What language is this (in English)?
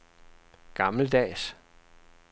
Danish